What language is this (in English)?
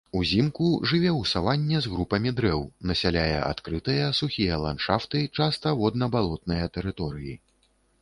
Belarusian